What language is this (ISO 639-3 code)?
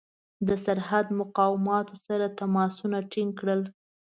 pus